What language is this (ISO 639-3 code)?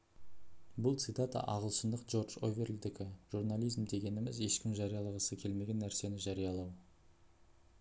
kaz